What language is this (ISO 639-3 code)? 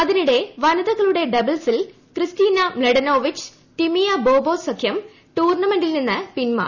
mal